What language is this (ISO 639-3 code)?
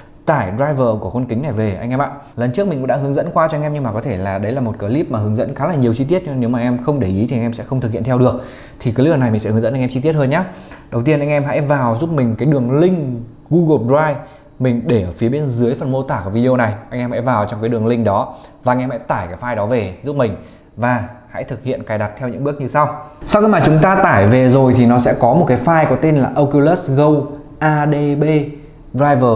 vie